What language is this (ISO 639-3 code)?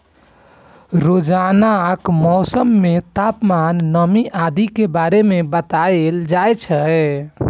mai